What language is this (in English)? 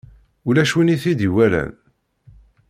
Kabyle